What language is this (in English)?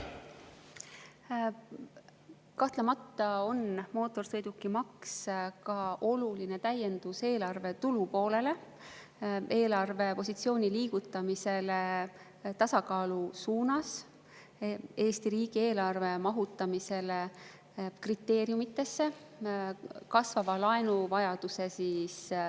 Estonian